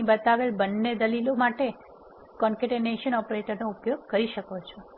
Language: Gujarati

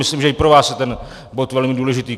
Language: Czech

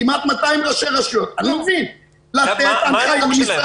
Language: Hebrew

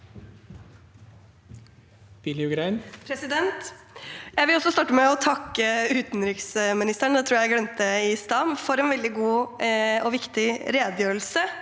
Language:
Norwegian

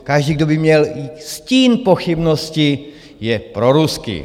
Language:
Czech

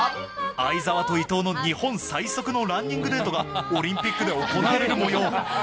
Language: Japanese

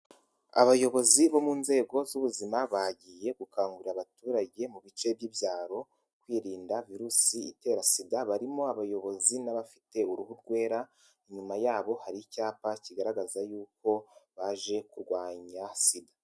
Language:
Kinyarwanda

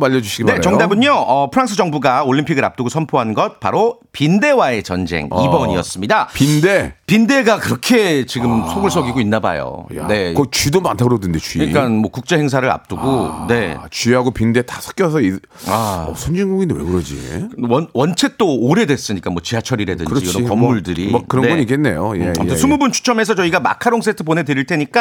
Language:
Korean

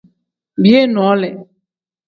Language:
Tem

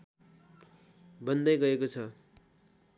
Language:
Nepali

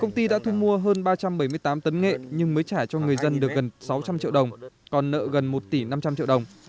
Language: Vietnamese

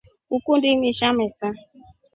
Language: Rombo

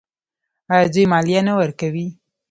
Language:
Pashto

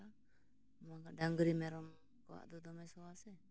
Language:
Santali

